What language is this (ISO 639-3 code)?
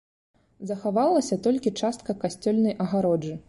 bel